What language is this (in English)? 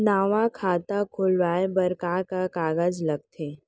Chhattisgarhi